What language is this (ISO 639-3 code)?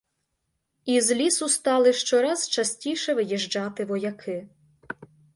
ukr